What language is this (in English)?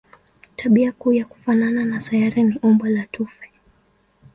Swahili